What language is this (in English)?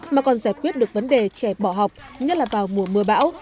Vietnamese